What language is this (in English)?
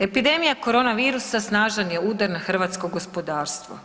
Croatian